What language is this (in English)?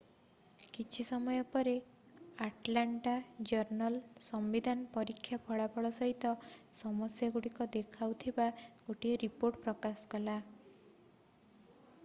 Odia